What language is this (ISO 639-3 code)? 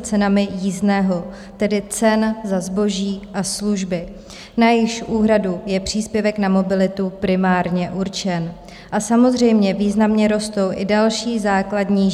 ces